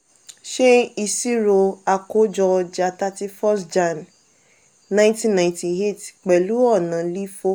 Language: Yoruba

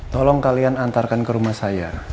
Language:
Indonesian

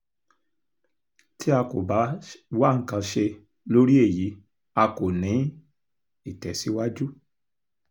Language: Yoruba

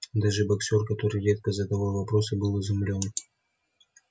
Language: Russian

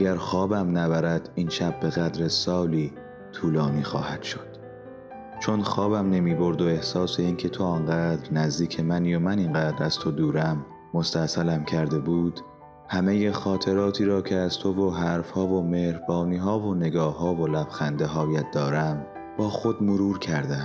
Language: Persian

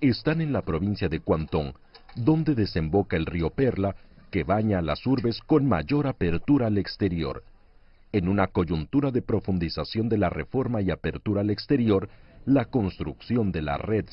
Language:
Spanish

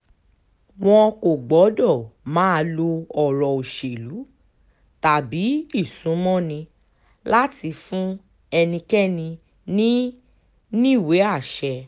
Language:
Yoruba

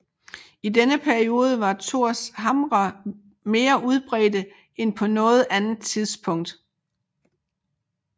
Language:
Danish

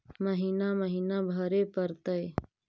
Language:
Magahi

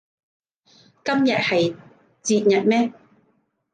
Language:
Cantonese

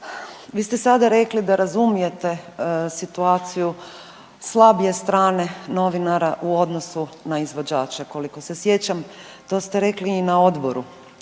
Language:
Croatian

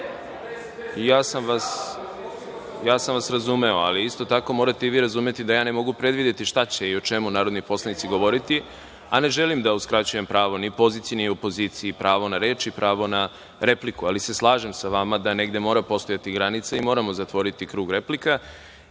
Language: Serbian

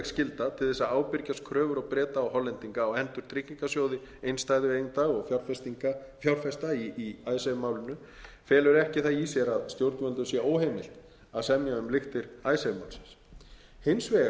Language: Icelandic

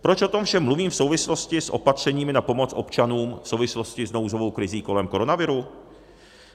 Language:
Czech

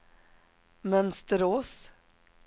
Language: Swedish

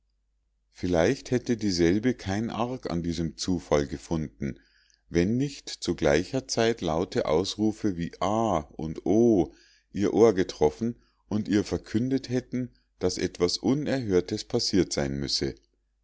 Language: German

